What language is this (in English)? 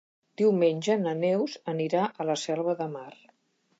Catalan